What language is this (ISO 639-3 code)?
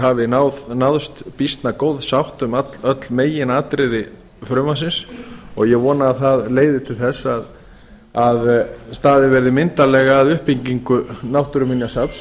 isl